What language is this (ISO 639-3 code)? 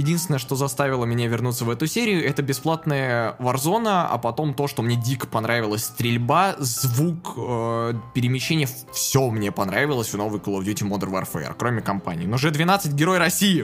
rus